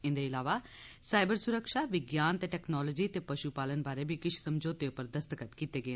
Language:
Dogri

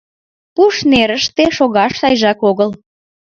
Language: Mari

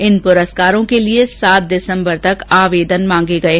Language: Hindi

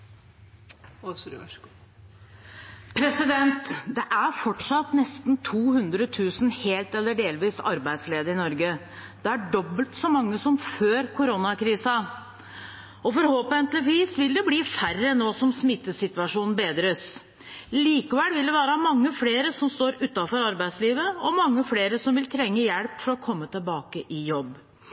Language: Norwegian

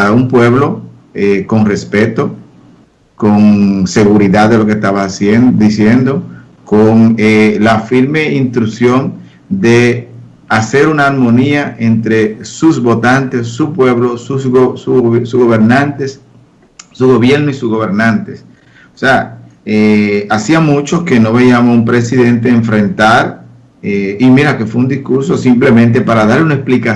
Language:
Spanish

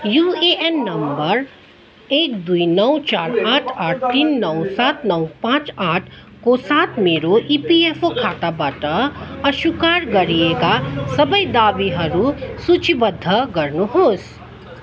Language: Nepali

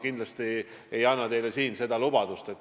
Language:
Estonian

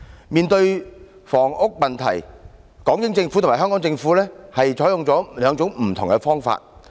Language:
Cantonese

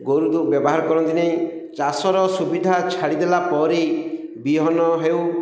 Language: Odia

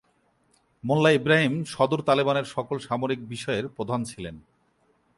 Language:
Bangla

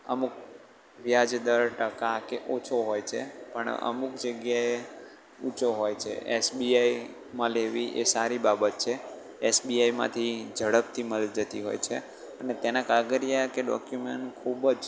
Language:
Gujarati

